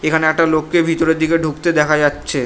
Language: Bangla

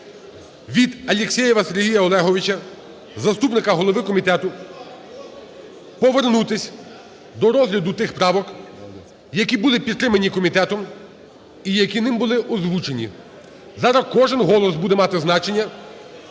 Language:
Ukrainian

